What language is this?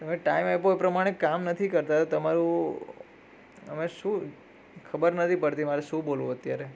Gujarati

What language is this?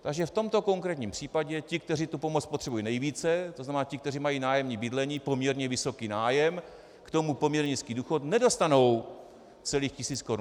Czech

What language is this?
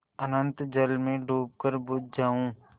Hindi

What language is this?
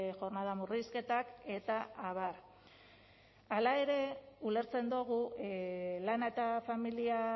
Basque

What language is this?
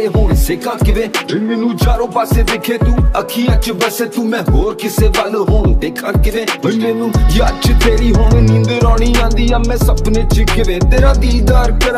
Romanian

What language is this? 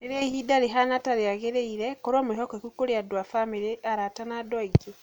Kikuyu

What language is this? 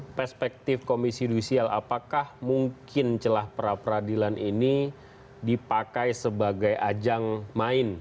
Indonesian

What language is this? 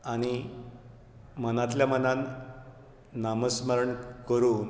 Konkani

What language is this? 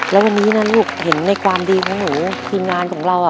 Thai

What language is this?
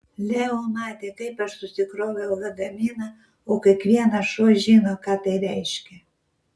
Lithuanian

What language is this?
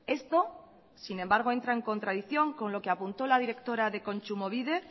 Spanish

